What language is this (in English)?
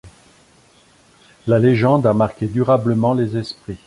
French